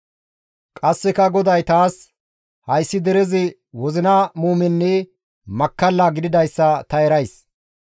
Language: Gamo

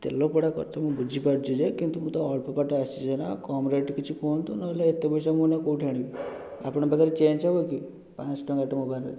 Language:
Odia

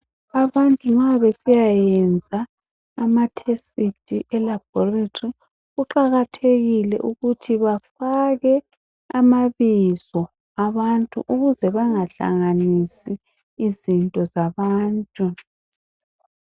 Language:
North Ndebele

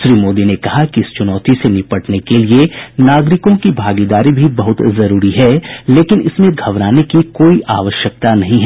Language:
Hindi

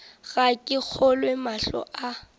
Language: Northern Sotho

